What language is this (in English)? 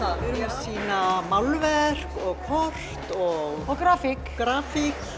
Icelandic